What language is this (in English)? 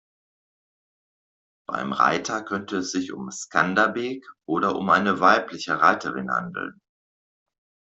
German